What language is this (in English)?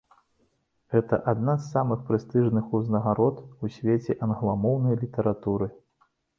Belarusian